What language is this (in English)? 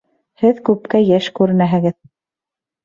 Bashkir